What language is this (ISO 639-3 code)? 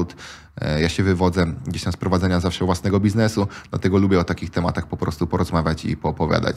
pol